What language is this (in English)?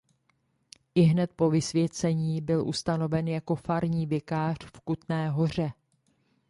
Czech